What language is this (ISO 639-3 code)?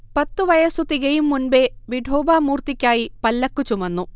mal